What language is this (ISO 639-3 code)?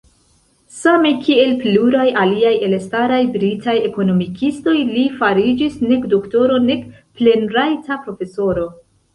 epo